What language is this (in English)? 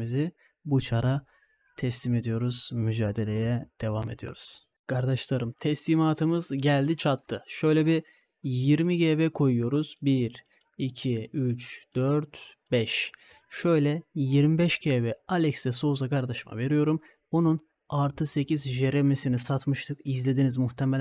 Turkish